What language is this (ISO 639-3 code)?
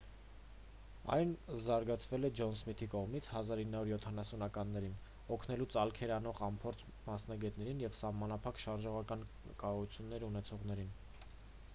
hye